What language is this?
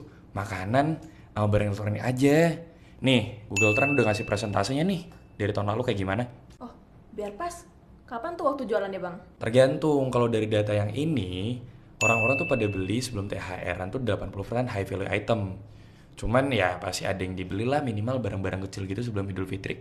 Indonesian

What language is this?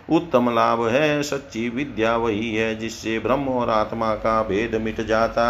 Hindi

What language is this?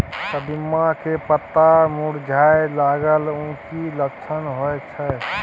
Maithili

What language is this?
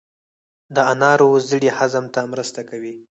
Pashto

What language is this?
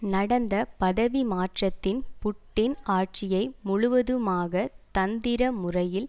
Tamil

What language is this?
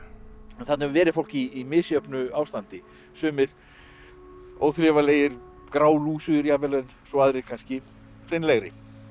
Icelandic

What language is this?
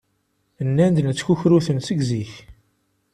Kabyle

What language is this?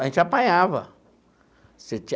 Portuguese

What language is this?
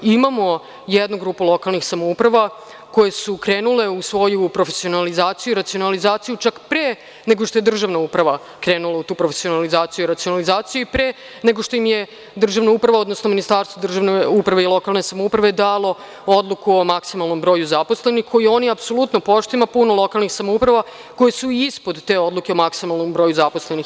Serbian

